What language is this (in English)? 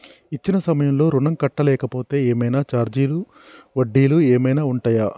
Telugu